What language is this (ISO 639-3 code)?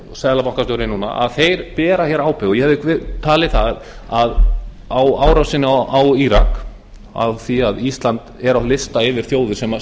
isl